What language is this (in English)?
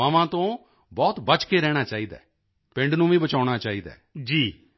Punjabi